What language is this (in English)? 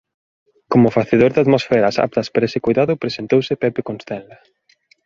Galician